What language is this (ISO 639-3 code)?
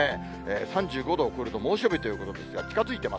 jpn